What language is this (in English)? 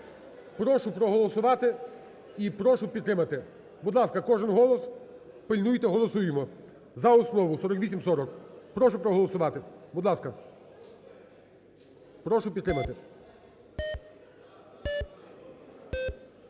Ukrainian